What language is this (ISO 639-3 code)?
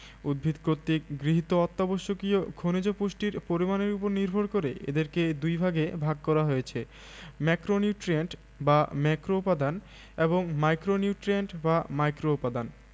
ben